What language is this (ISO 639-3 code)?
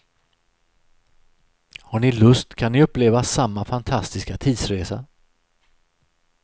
swe